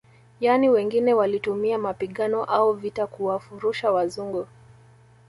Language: Swahili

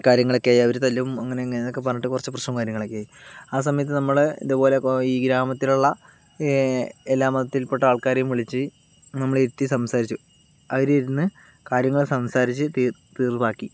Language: Malayalam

